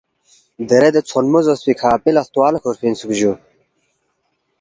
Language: Balti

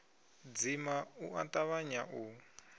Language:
Venda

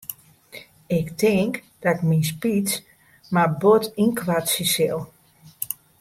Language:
Western Frisian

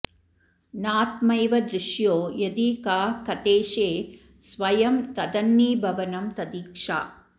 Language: Sanskrit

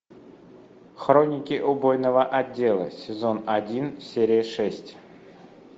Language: Russian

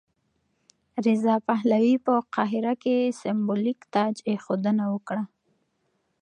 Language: Pashto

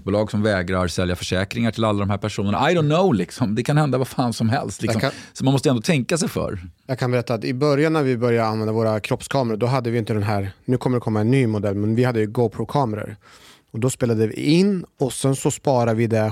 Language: Swedish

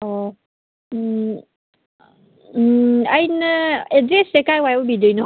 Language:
Manipuri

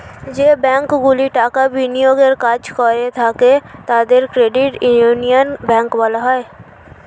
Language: Bangla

